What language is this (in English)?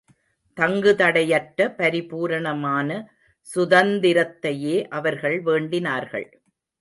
Tamil